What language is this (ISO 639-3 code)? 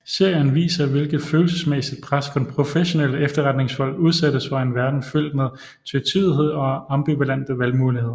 dan